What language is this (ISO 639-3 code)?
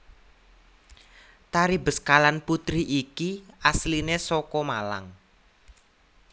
jav